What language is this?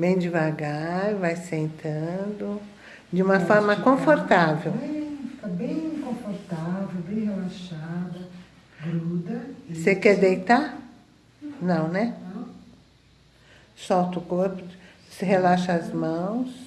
Portuguese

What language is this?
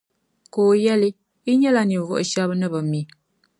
Dagbani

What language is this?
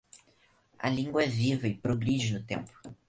Portuguese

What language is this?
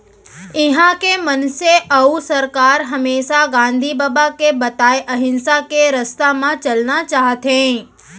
Chhattisgarhi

